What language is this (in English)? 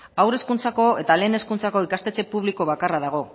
Basque